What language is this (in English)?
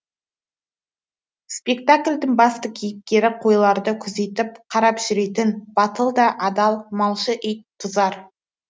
Kazakh